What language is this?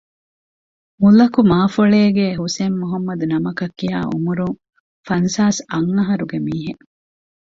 Divehi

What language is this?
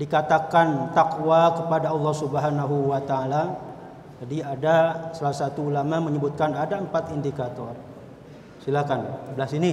Indonesian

